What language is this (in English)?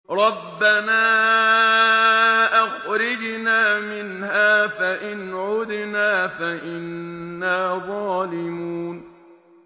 Arabic